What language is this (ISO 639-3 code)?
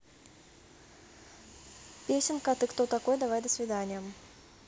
rus